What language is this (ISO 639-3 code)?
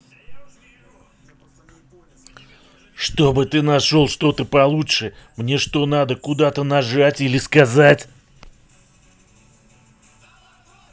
rus